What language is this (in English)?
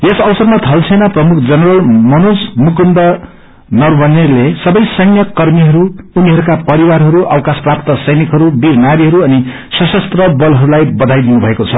Nepali